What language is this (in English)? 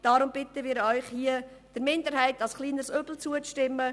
Swiss German